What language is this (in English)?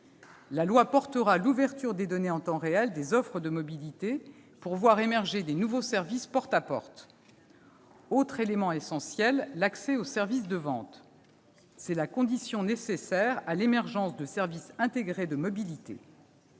French